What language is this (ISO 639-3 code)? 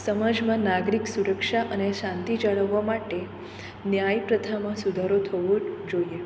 guj